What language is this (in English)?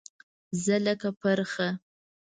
Pashto